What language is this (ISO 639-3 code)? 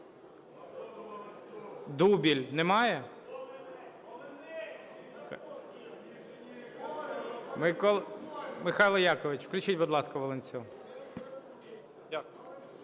ukr